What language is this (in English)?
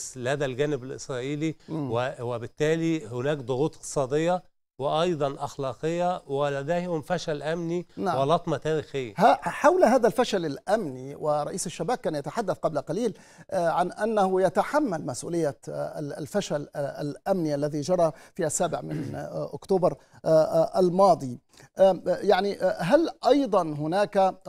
Arabic